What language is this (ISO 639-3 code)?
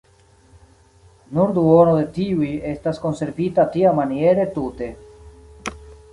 epo